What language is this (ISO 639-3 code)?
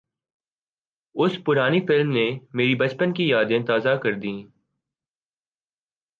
urd